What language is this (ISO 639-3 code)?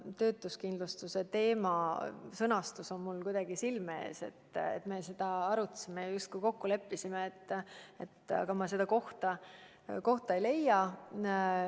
est